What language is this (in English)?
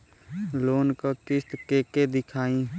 Bhojpuri